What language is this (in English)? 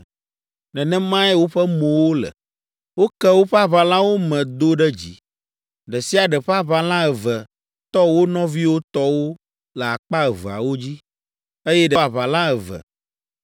Ewe